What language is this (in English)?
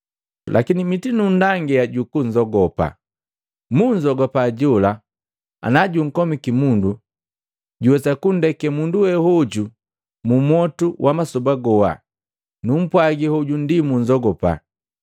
Matengo